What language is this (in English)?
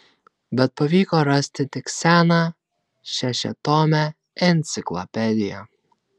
Lithuanian